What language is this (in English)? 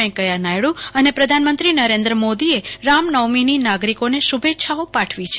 Gujarati